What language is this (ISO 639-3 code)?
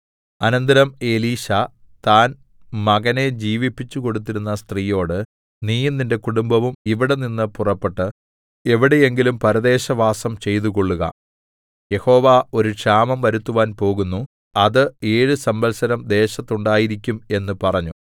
mal